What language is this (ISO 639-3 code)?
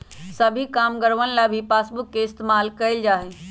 mag